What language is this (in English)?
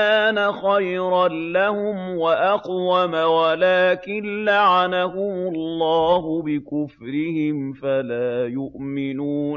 Arabic